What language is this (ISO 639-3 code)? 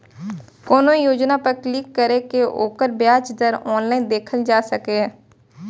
mai